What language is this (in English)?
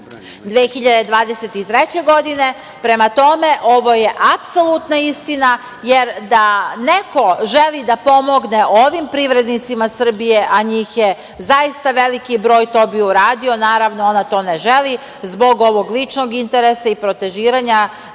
Serbian